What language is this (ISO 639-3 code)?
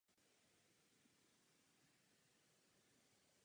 ces